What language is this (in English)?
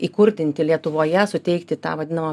Lithuanian